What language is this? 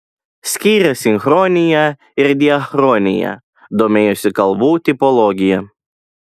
Lithuanian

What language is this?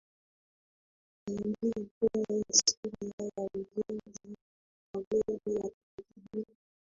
Swahili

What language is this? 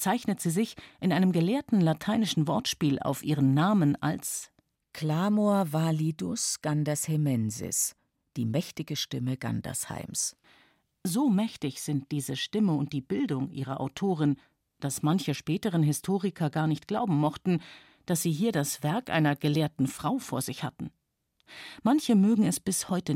German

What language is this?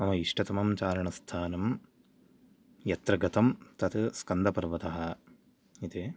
Sanskrit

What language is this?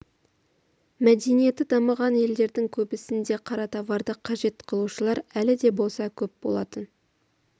Kazakh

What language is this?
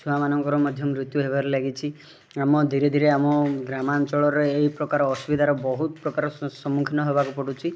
Odia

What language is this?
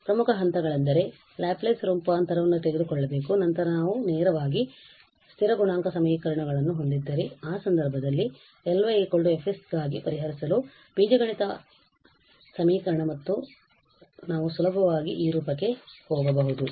Kannada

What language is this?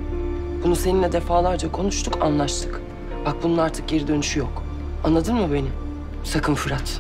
Turkish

